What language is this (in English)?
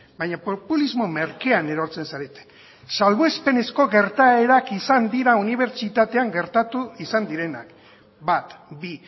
Basque